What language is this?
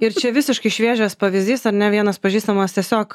Lithuanian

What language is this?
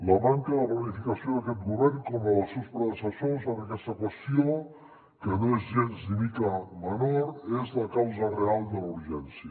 Catalan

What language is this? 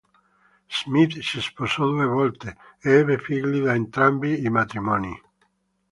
Italian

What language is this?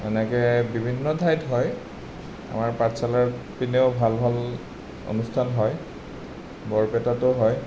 Assamese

